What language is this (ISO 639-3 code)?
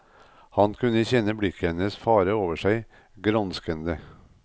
nor